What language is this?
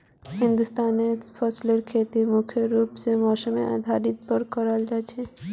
Magahi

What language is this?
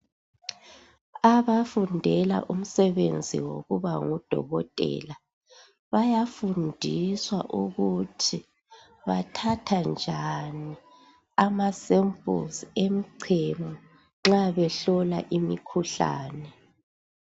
North Ndebele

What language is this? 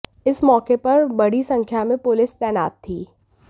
Hindi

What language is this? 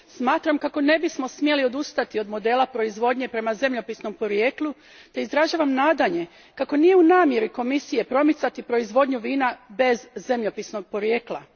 Croatian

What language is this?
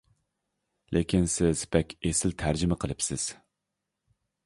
Uyghur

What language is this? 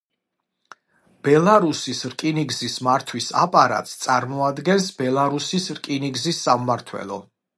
Georgian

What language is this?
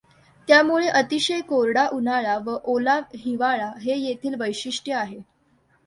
Marathi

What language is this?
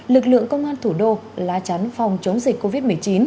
Vietnamese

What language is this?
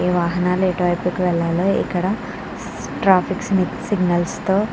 Telugu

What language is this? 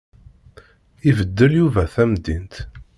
Kabyle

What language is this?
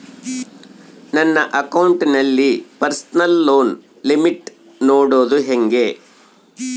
Kannada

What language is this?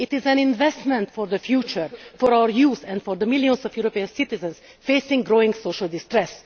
English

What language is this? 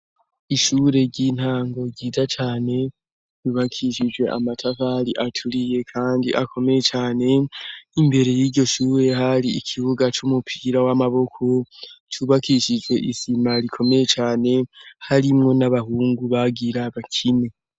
Rundi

